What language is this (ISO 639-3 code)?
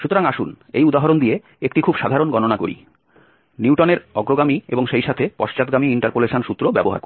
ben